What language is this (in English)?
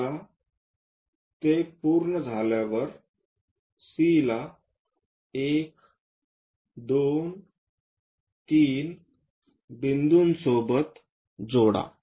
Marathi